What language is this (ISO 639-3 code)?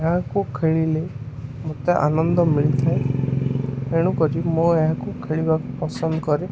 ori